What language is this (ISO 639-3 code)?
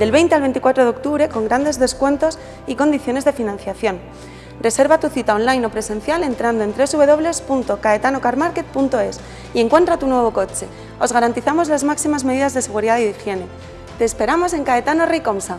spa